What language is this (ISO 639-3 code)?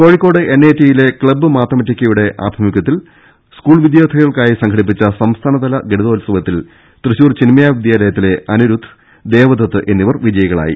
mal